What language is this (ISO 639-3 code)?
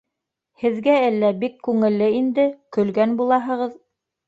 bak